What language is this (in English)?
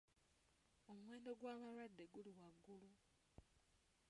Ganda